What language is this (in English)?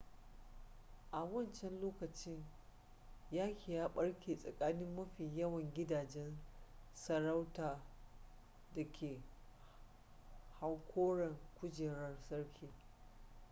Hausa